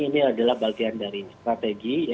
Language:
Indonesian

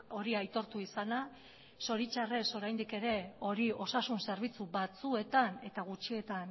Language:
Basque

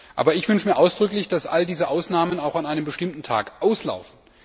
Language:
German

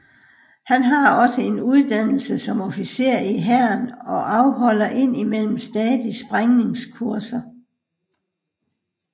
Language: Danish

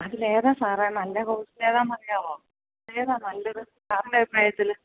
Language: Malayalam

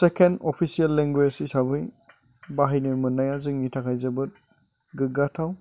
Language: Bodo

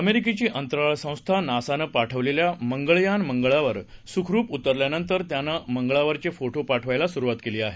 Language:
Marathi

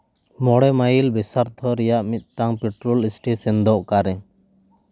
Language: Santali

